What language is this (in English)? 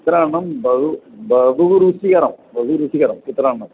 Sanskrit